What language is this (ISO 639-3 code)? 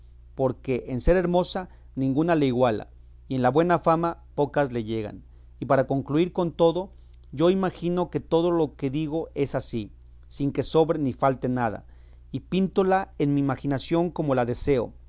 spa